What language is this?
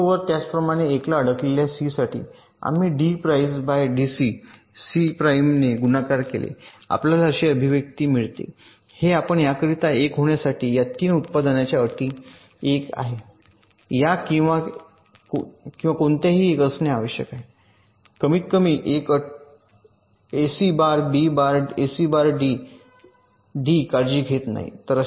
Marathi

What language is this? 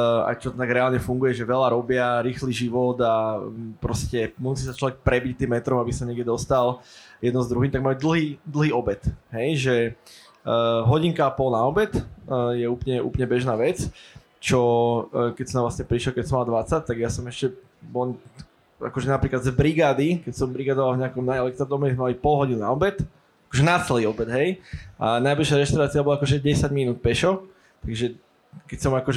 Slovak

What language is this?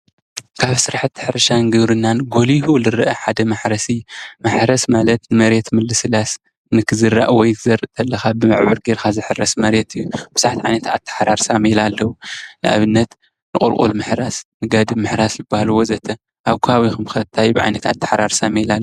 Tigrinya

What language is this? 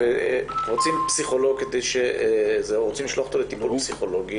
Hebrew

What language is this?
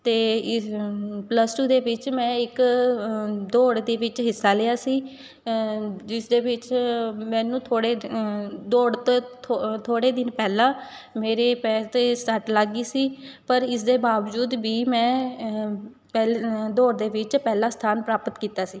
Punjabi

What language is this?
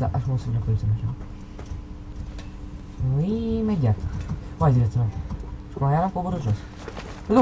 Romanian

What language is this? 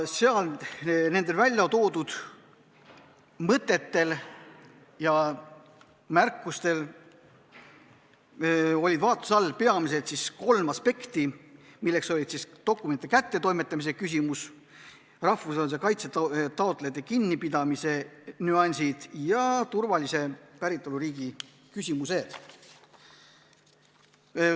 Estonian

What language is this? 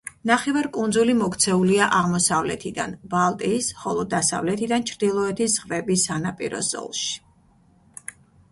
Georgian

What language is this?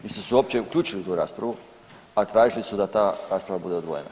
Croatian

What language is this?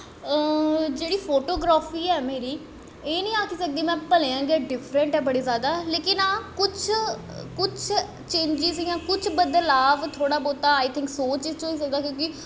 Dogri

